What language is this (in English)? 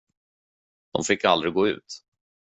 Swedish